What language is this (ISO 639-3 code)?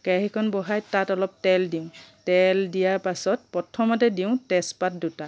asm